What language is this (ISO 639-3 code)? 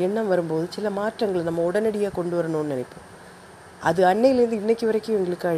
tam